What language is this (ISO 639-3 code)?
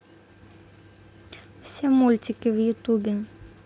rus